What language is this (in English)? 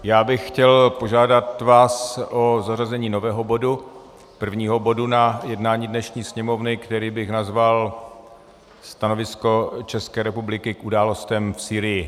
Czech